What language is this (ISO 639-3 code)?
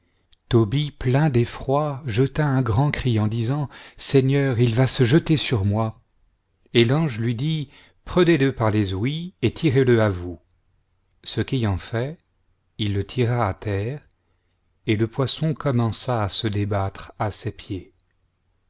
fra